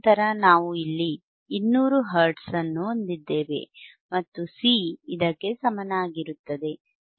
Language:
Kannada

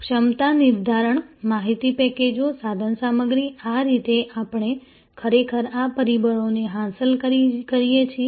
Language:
Gujarati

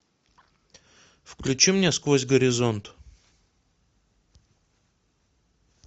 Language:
Russian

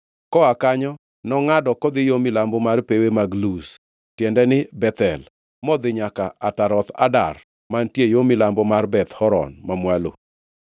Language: Luo (Kenya and Tanzania)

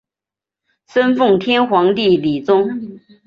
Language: Chinese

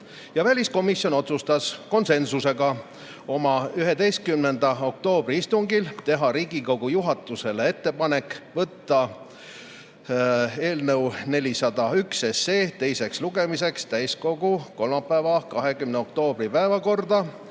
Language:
Estonian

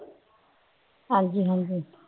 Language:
Punjabi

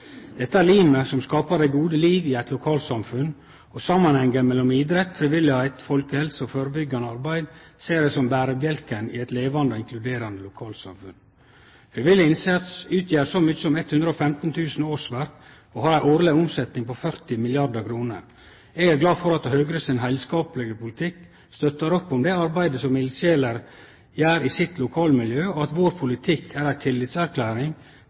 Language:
Norwegian Nynorsk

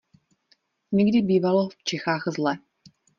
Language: Czech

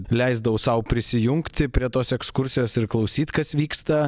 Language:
Lithuanian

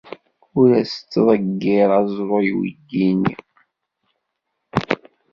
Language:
Kabyle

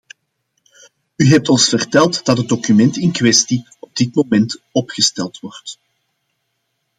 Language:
Dutch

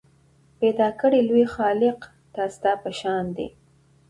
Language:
Pashto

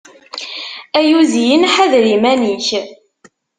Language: Kabyle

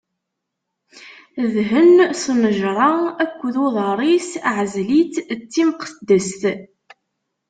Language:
Kabyle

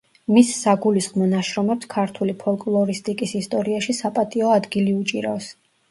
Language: Georgian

